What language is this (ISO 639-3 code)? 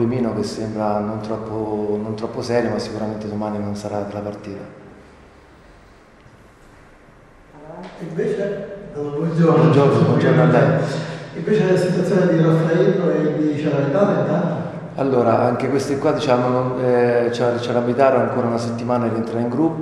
ita